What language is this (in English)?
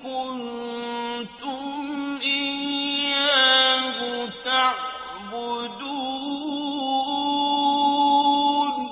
Arabic